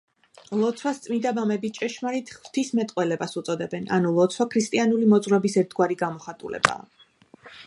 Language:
Georgian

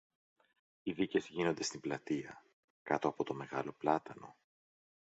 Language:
Greek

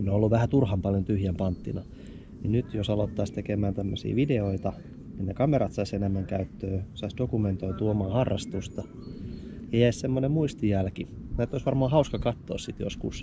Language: Finnish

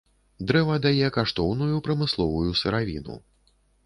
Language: Belarusian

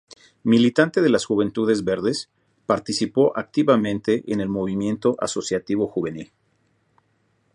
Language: Spanish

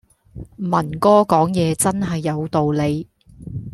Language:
Cantonese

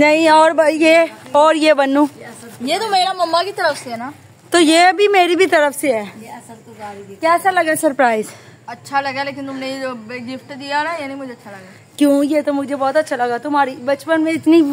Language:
Hindi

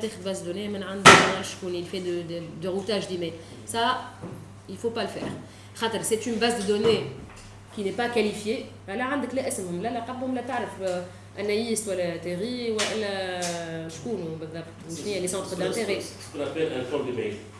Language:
French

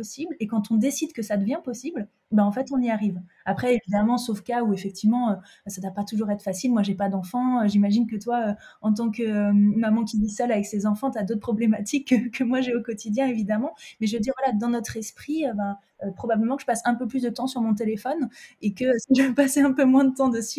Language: French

